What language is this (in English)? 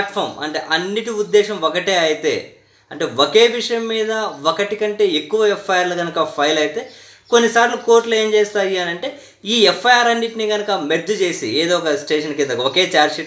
Hindi